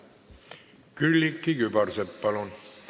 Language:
Estonian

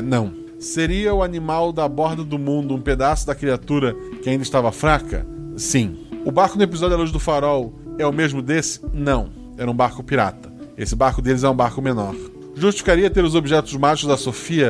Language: Portuguese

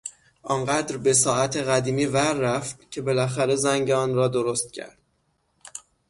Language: Persian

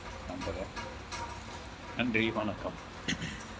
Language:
Tamil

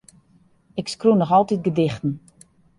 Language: Western Frisian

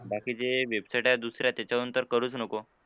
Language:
Marathi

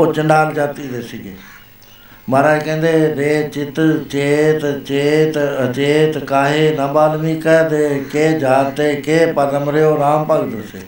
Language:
Punjabi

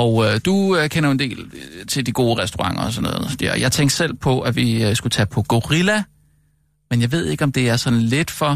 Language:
Danish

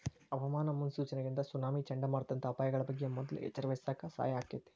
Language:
Kannada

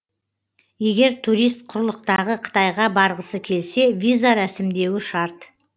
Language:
Kazakh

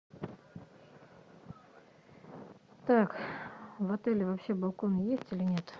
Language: Russian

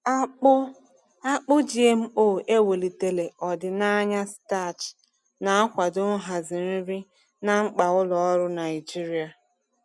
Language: Igbo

